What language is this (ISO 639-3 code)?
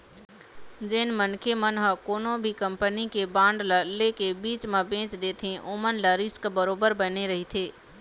hne